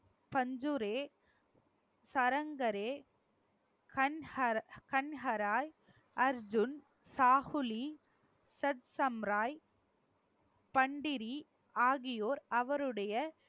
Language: Tamil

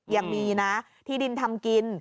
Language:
Thai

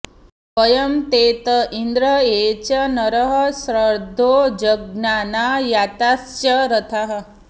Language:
Sanskrit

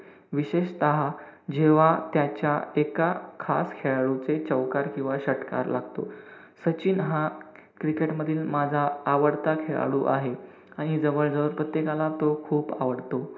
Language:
Marathi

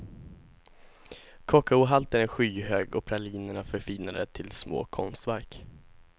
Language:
Swedish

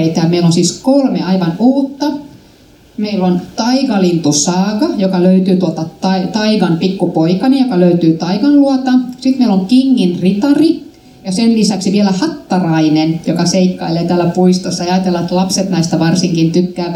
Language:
Finnish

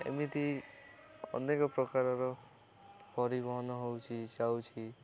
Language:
Odia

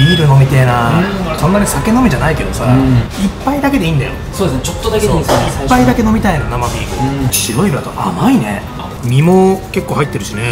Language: Japanese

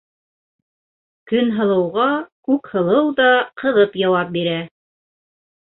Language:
Bashkir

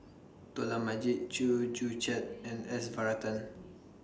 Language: English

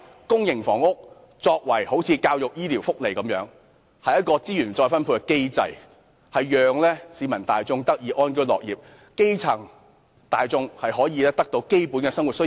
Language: Cantonese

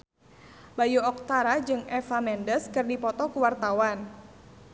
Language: Sundanese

